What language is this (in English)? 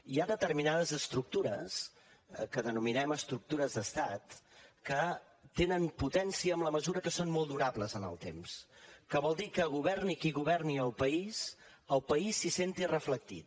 Catalan